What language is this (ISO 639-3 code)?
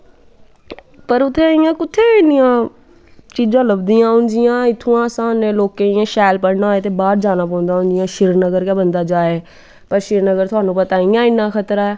doi